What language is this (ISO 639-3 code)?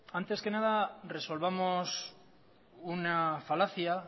spa